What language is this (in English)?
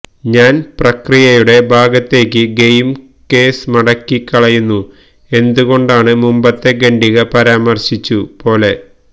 Malayalam